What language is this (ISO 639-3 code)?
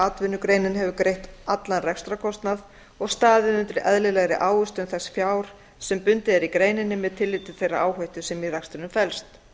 isl